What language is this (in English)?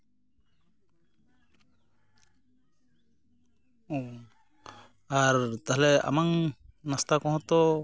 Santali